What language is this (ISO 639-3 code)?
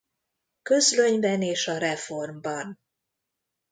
hun